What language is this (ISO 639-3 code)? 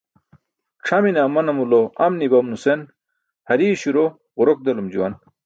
bsk